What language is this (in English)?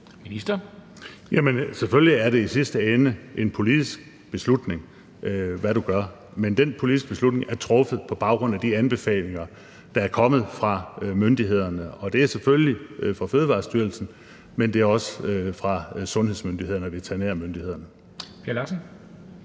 Danish